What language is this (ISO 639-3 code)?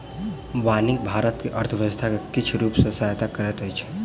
mai